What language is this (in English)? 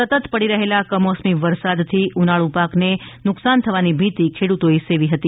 Gujarati